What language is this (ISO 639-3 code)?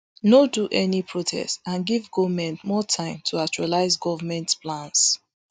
pcm